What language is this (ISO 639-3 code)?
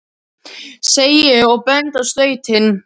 isl